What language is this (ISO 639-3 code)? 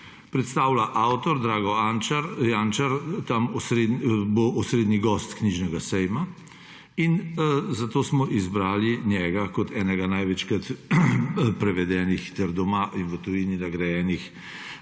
slv